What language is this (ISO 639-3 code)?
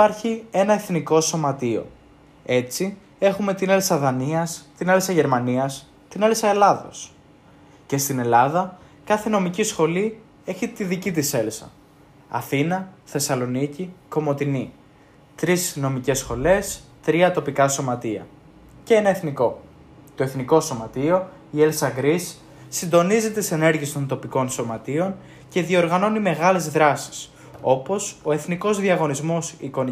ell